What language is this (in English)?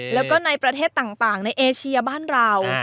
Thai